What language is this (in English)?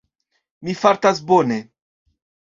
Esperanto